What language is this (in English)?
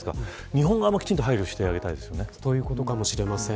Japanese